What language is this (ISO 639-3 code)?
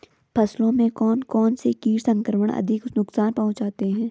hin